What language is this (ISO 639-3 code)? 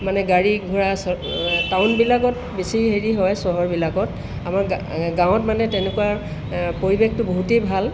asm